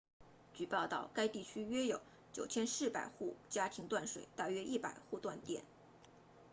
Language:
Chinese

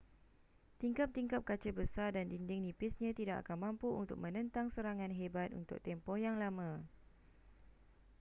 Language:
Malay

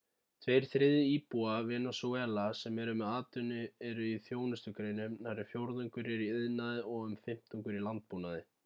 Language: Icelandic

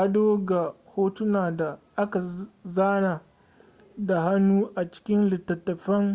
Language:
Hausa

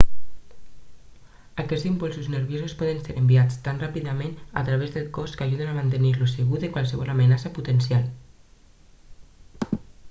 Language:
Catalan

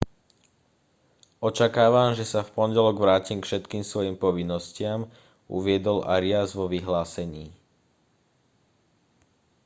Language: Slovak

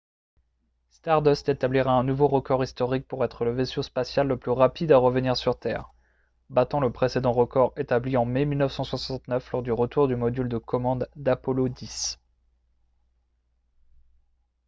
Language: French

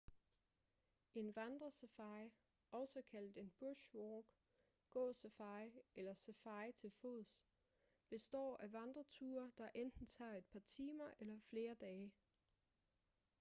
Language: Danish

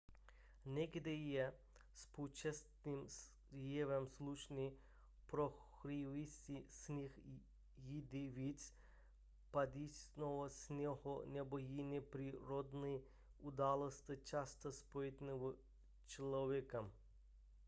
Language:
Czech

